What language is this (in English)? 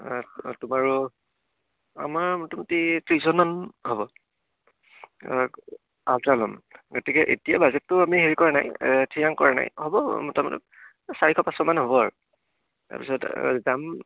Assamese